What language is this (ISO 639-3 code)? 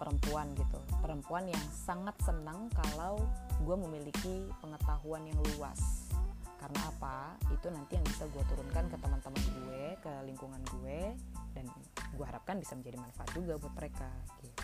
ind